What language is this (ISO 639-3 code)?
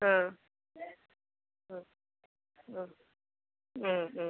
mal